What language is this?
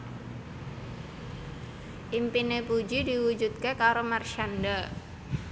Javanese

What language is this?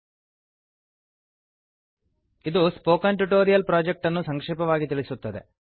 Kannada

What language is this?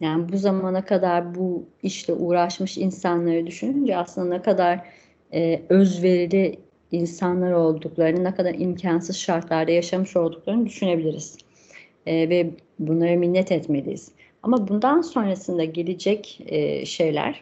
Turkish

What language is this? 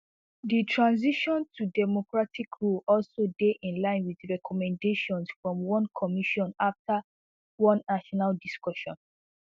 Nigerian Pidgin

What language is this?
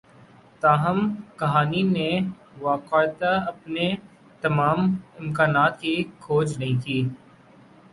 Urdu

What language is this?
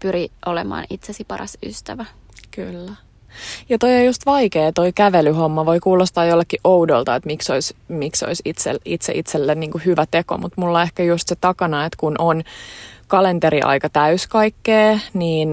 Finnish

